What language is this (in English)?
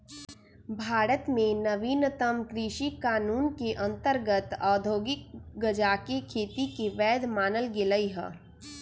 Magahi